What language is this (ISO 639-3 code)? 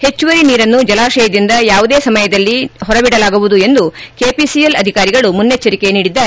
kan